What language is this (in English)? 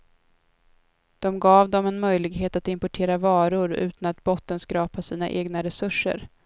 Swedish